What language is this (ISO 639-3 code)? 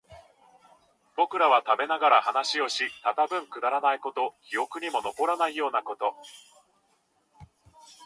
jpn